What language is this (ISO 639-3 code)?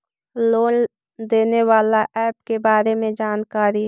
mag